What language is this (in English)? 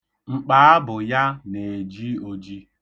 Igbo